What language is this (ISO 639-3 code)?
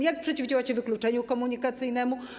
pol